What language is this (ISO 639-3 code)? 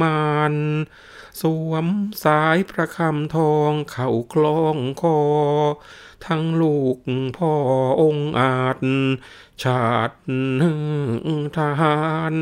tha